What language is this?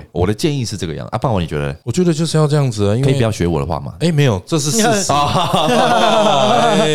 Chinese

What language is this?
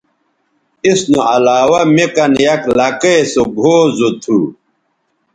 Bateri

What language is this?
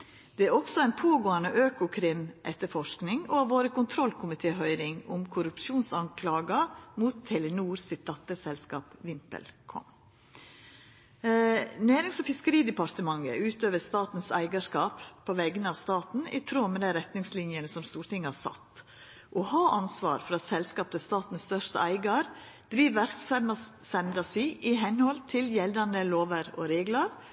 Norwegian Nynorsk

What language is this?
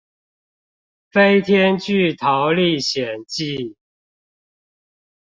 Chinese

